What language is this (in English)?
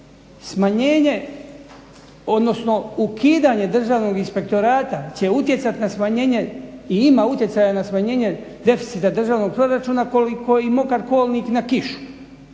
Croatian